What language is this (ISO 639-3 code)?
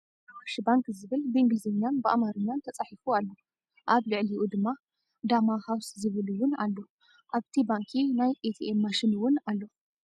tir